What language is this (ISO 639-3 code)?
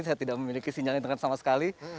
ind